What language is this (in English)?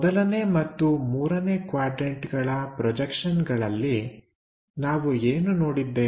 Kannada